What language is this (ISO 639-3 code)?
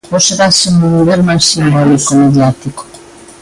glg